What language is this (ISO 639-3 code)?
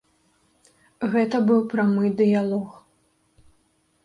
bel